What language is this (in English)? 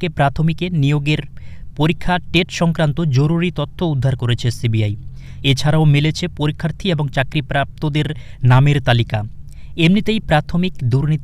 Bangla